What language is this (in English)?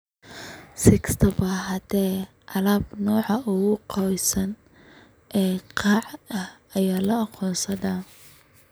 Somali